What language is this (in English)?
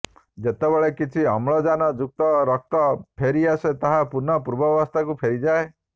Odia